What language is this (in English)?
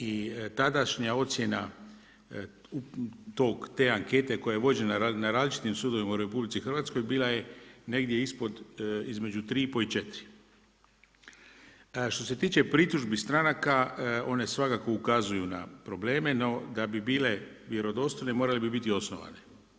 Croatian